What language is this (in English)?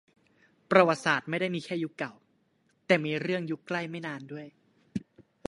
Thai